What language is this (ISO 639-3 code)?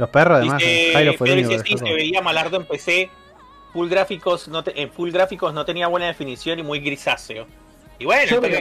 spa